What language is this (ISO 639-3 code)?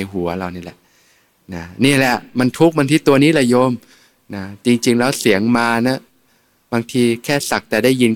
tha